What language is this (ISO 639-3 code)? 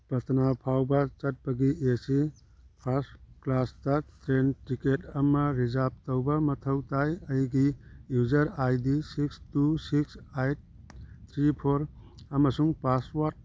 mni